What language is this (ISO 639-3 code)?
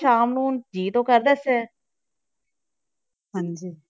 pan